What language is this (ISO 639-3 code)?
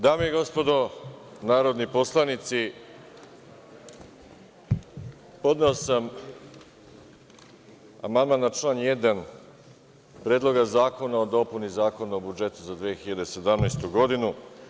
srp